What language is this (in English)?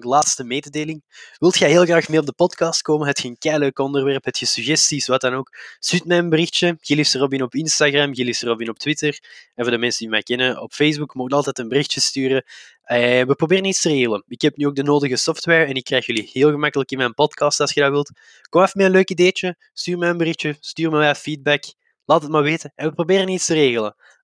Dutch